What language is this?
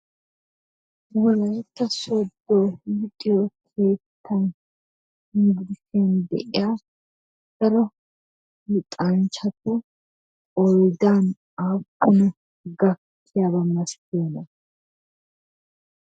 Wolaytta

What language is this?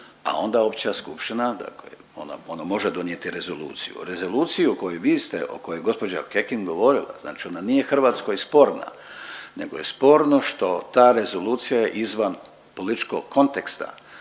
Croatian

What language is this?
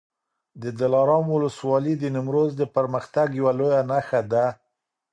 Pashto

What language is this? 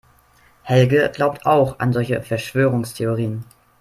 German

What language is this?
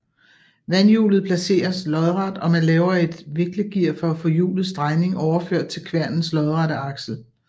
Danish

